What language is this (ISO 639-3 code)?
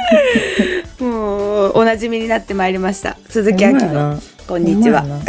jpn